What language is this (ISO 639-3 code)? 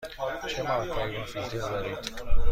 fas